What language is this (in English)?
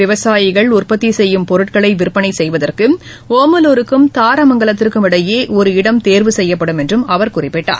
Tamil